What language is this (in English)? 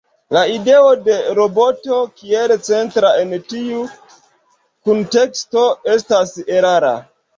Esperanto